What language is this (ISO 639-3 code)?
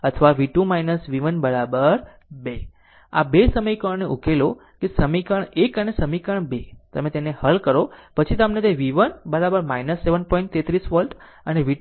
guj